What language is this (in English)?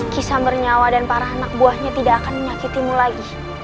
Indonesian